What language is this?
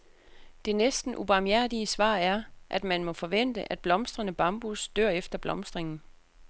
Danish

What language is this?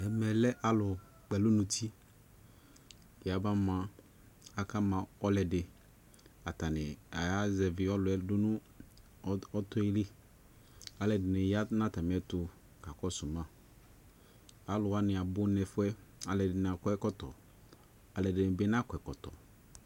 Ikposo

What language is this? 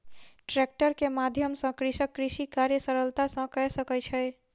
Maithili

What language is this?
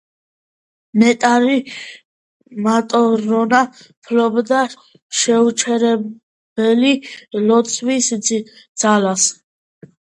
Georgian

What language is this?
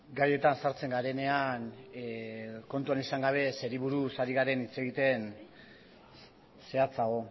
Basque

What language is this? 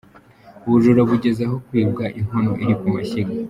Kinyarwanda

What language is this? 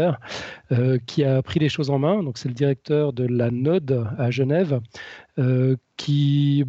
French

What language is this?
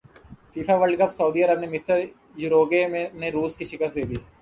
Urdu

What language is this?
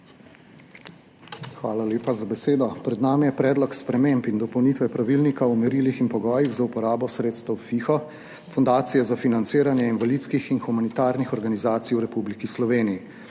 Slovenian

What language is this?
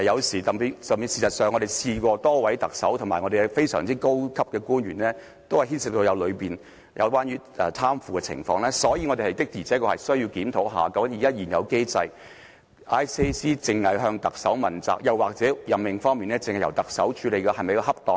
Cantonese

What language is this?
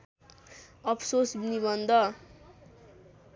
Nepali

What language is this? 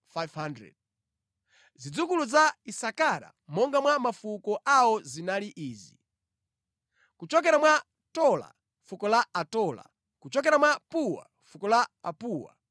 Nyanja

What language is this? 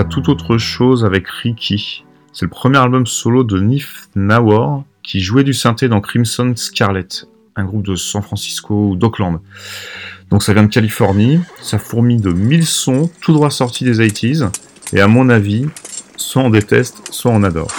French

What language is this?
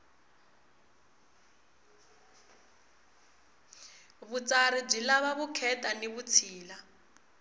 Tsonga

